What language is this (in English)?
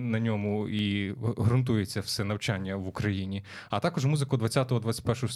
Ukrainian